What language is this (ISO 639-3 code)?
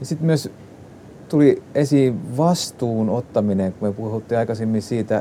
fin